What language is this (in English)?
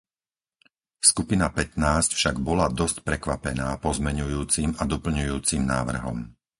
Slovak